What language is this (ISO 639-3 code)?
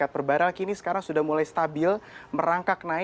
ind